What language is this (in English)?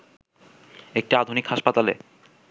Bangla